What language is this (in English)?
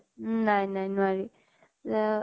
Assamese